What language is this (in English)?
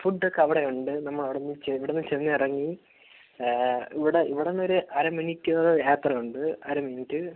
Malayalam